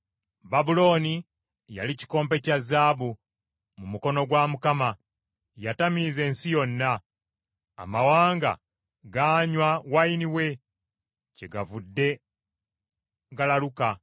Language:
Ganda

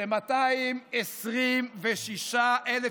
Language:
Hebrew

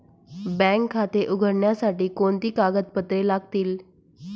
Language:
Marathi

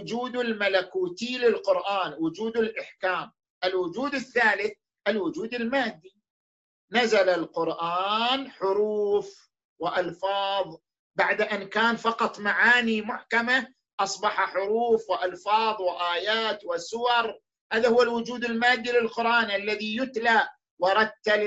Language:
Arabic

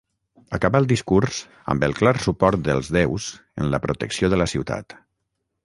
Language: Catalan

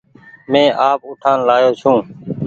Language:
Goaria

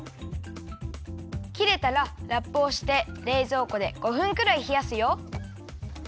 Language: Japanese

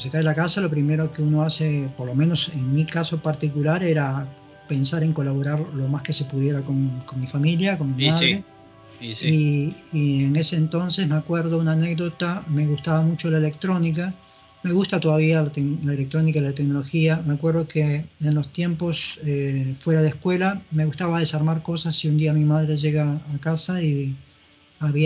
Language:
Spanish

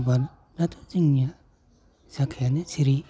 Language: Bodo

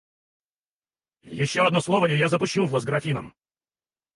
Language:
Russian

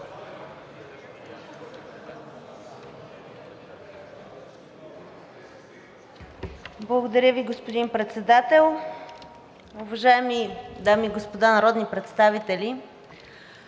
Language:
Bulgarian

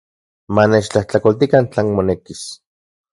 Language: Central Puebla Nahuatl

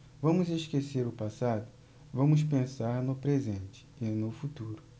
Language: Portuguese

